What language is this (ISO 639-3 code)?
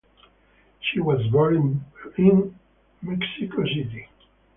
eng